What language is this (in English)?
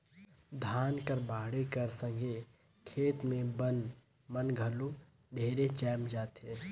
Chhattisgarhi